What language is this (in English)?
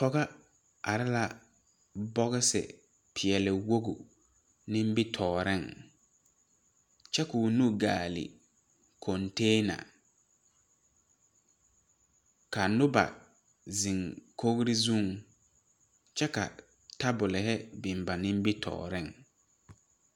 Southern Dagaare